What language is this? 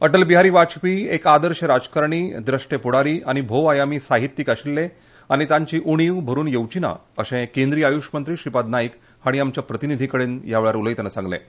Konkani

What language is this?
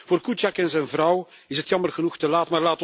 Dutch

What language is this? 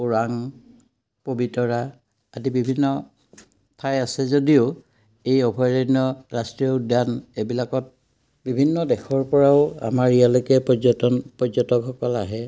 Assamese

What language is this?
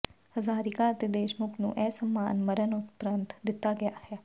Punjabi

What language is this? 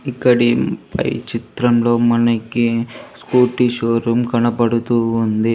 Telugu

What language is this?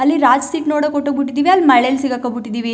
Kannada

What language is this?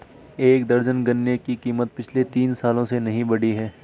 Hindi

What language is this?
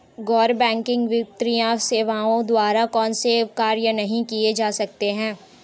Hindi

